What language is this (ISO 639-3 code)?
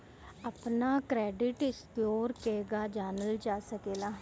bho